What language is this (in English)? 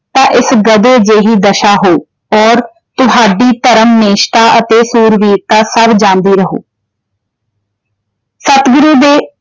Punjabi